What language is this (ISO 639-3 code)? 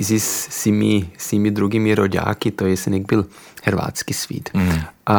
hrv